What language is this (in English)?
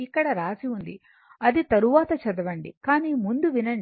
Telugu